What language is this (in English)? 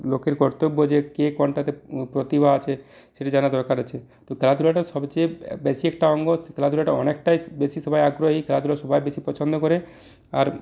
Bangla